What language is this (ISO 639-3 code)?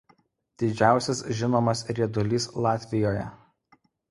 lit